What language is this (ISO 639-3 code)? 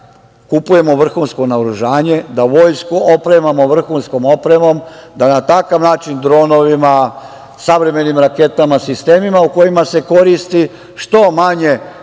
srp